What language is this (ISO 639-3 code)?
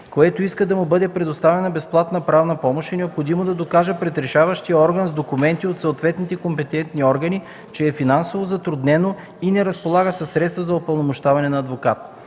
bul